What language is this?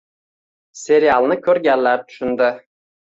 Uzbek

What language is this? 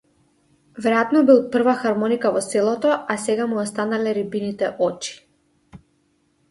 Macedonian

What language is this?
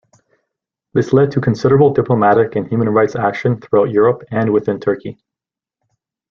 English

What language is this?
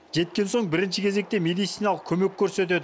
Kazakh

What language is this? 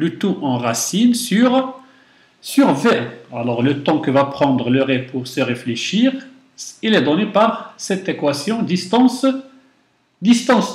French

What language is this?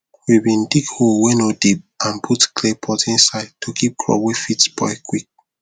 Nigerian Pidgin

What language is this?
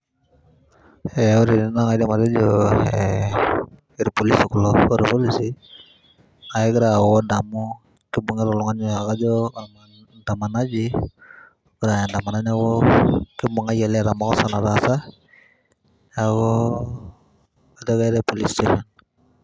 Masai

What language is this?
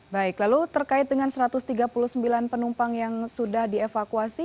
Indonesian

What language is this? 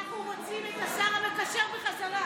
Hebrew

